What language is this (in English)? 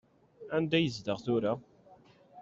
Kabyle